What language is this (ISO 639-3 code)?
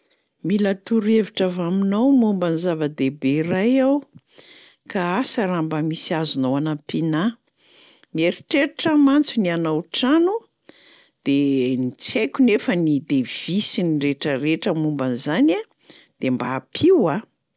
mlg